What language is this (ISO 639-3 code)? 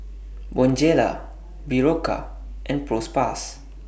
eng